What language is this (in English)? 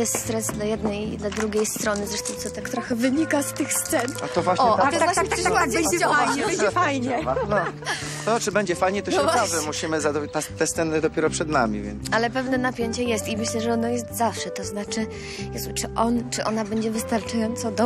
Polish